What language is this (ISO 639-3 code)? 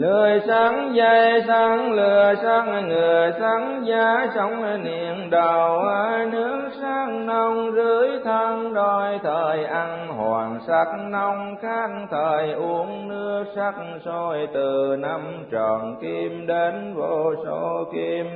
vie